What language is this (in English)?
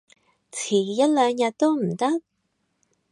Cantonese